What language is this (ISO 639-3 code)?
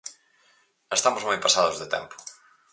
glg